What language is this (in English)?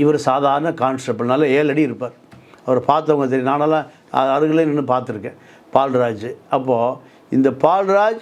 Tamil